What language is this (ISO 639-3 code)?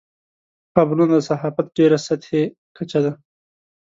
pus